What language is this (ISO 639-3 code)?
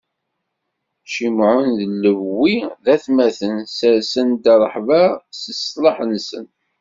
kab